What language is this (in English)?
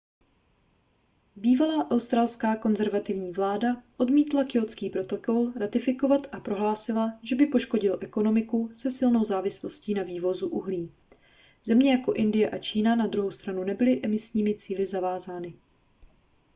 Czech